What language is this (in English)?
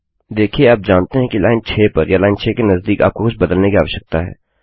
Hindi